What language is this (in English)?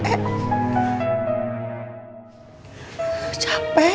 Indonesian